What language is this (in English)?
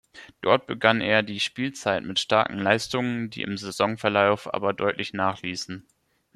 German